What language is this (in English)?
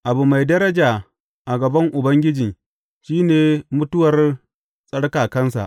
Hausa